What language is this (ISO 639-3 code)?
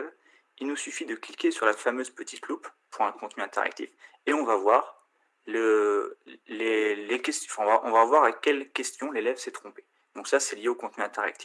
fra